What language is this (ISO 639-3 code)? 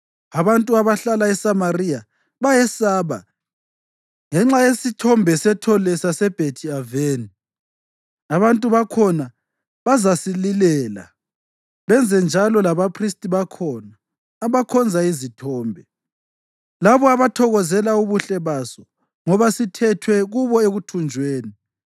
nde